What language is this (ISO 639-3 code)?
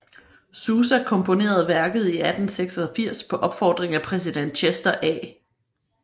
dan